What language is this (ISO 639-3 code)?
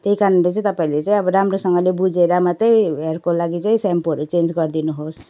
nep